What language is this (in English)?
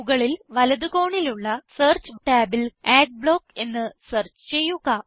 Malayalam